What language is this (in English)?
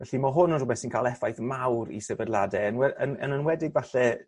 Welsh